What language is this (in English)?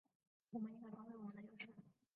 Chinese